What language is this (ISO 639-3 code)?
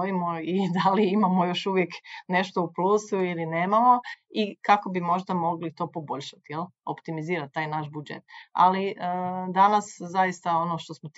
hrv